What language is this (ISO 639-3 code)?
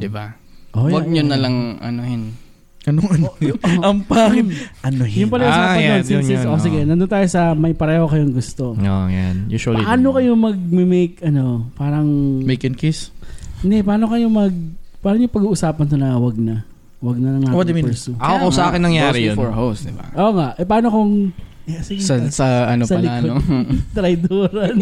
fil